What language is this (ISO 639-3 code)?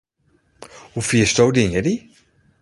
fry